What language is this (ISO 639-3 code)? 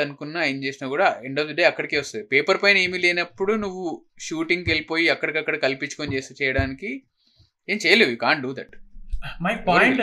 tel